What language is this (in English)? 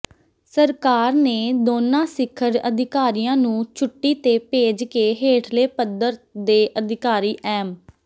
Punjabi